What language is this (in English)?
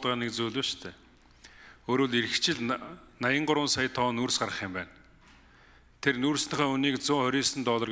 Turkish